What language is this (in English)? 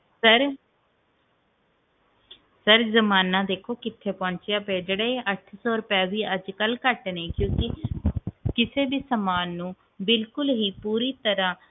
Punjabi